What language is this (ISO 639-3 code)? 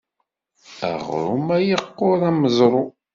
kab